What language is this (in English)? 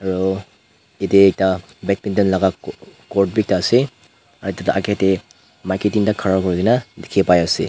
Naga Pidgin